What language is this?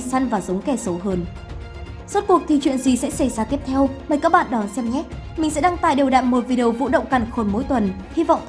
Vietnamese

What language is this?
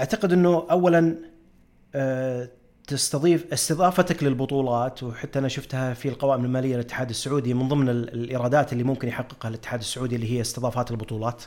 Arabic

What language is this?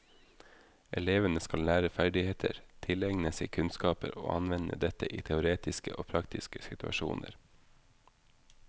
Norwegian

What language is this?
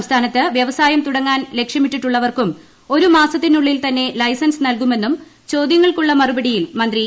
Malayalam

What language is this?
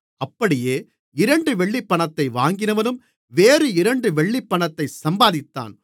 Tamil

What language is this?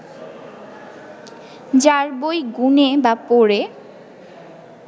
Bangla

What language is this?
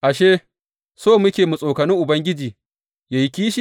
Hausa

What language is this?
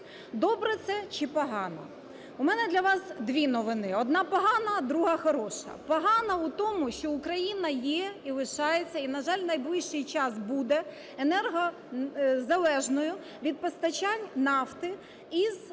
Ukrainian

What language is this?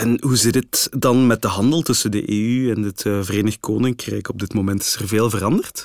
Dutch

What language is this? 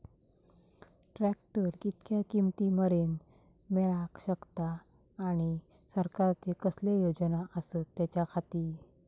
Marathi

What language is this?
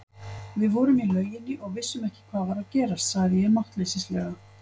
Icelandic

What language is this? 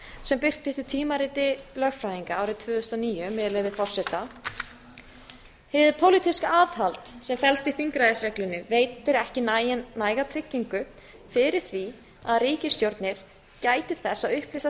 Icelandic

